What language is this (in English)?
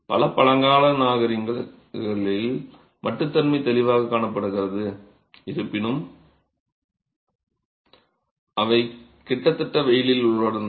Tamil